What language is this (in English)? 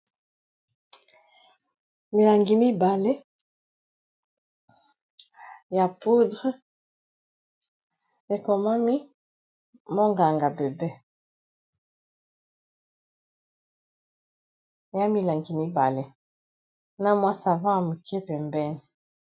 Lingala